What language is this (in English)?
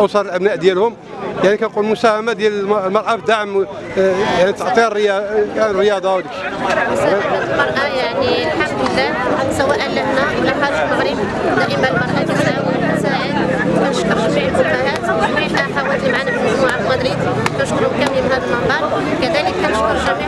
Arabic